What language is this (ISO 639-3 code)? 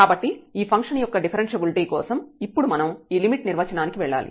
tel